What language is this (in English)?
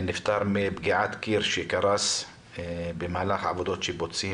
Hebrew